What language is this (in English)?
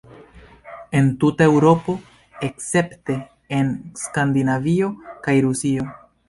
Esperanto